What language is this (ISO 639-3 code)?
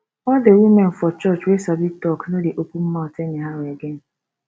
pcm